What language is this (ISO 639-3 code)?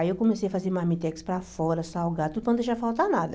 por